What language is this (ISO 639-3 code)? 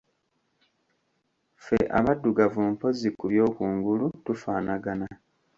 lug